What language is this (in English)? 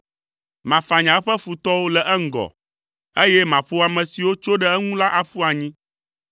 Ewe